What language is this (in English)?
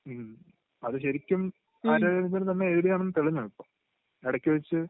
Malayalam